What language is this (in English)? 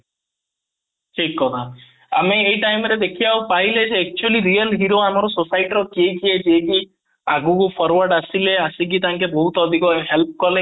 Odia